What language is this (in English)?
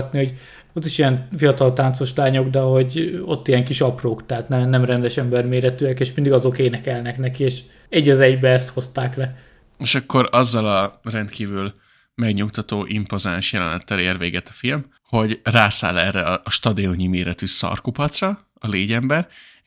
Hungarian